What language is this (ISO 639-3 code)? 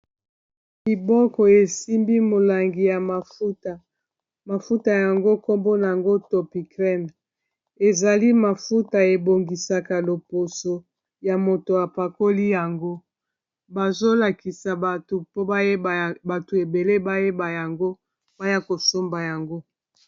lin